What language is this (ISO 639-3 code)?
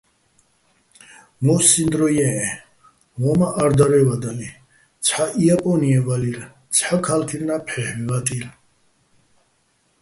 bbl